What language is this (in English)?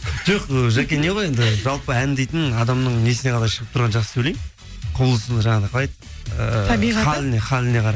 Kazakh